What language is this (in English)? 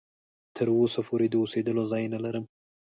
Pashto